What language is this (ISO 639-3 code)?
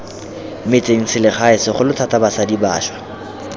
tsn